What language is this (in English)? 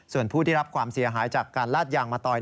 Thai